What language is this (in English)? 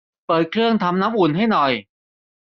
Thai